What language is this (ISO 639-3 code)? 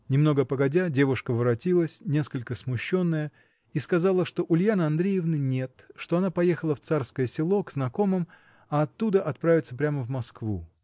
rus